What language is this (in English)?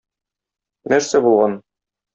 Tatar